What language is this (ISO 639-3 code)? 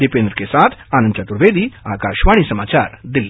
hin